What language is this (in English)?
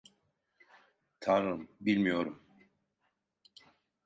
Turkish